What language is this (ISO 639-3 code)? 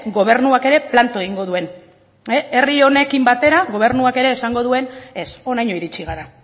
eus